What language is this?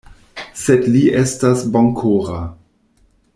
Esperanto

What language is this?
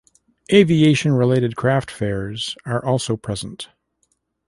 English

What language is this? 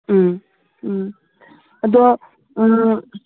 Manipuri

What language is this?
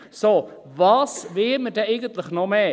Swiss German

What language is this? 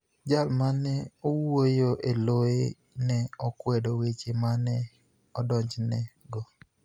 Luo (Kenya and Tanzania)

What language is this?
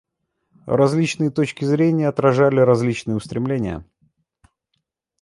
Russian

